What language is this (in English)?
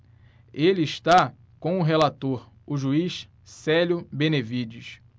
Portuguese